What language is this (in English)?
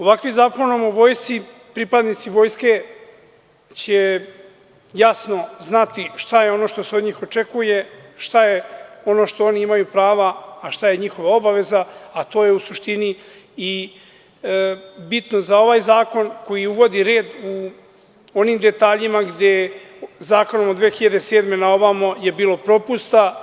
Serbian